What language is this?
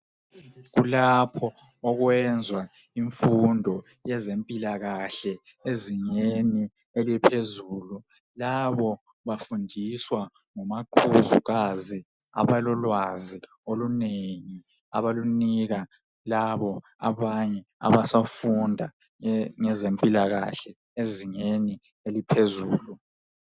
North Ndebele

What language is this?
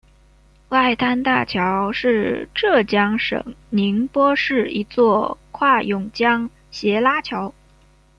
Chinese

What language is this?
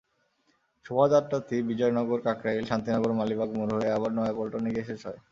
Bangla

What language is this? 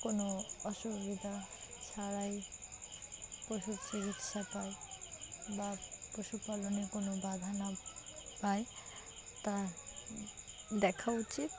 Bangla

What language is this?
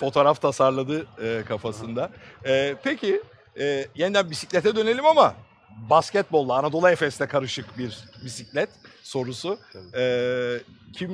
Turkish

